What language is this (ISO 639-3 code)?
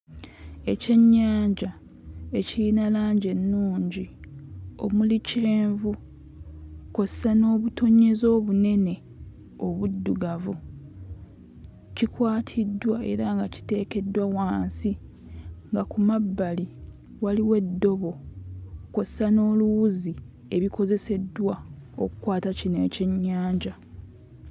lug